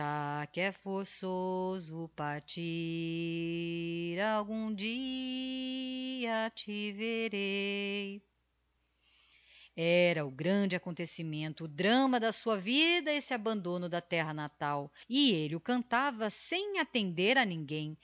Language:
Portuguese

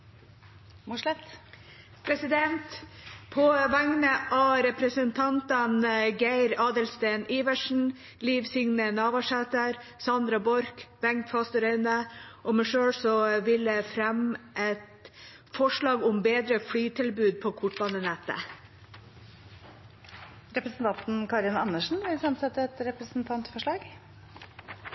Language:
Norwegian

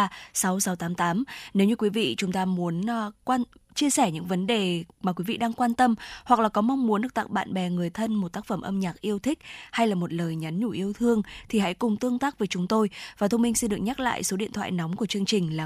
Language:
Vietnamese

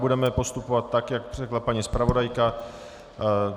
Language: Czech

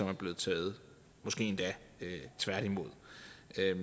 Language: Danish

